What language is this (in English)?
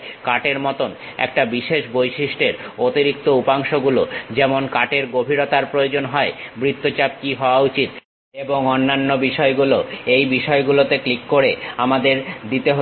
Bangla